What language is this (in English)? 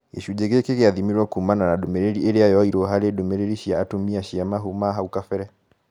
Kikuyu